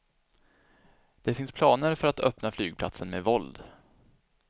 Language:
Swedish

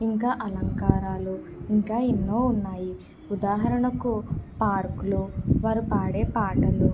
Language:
Telugu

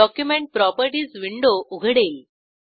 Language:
Marathi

